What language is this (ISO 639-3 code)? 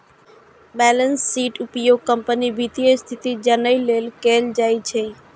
mai